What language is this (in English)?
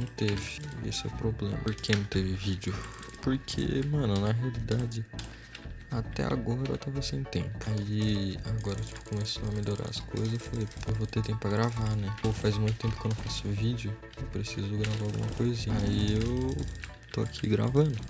Portuguese